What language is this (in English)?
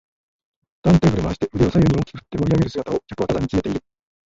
Japanese